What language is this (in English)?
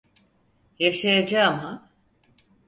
Turkish